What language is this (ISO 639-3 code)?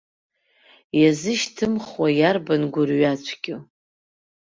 abk